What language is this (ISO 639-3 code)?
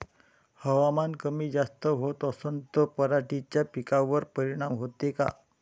mar